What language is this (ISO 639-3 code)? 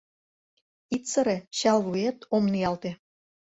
chm